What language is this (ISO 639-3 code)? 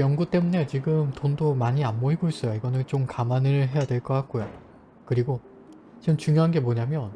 kor